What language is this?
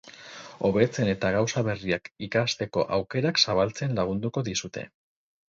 Basque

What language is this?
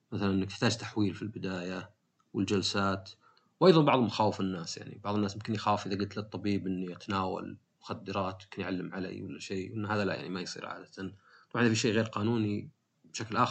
Arabic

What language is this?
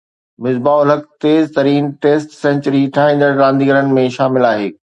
Sindhi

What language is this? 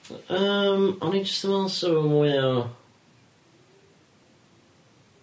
Welsh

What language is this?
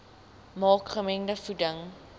Afrikaans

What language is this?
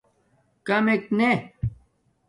Domaaki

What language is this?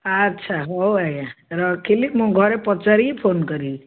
Odia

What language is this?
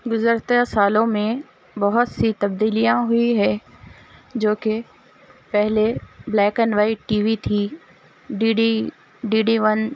Urdu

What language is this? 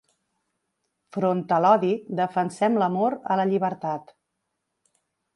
Catalan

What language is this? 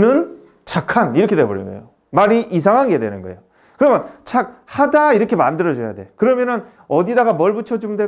Korean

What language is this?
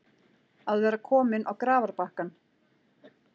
Icelandic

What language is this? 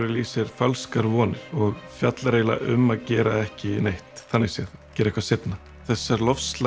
Icelandic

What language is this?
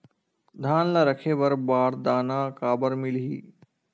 Chhattisgarhi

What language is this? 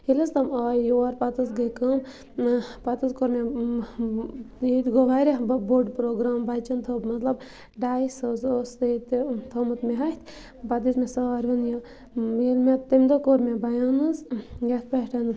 Kashmiri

